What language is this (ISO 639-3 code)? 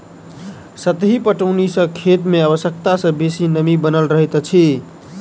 mai